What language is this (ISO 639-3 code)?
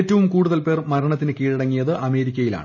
mal